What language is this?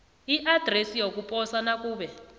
South Ndebele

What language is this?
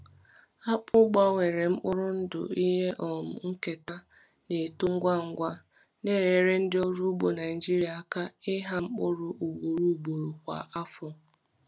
Igbo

